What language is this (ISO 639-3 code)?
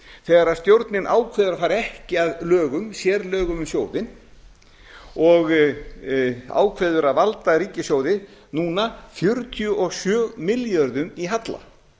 isl